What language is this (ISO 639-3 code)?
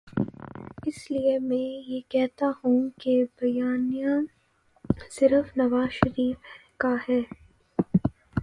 urd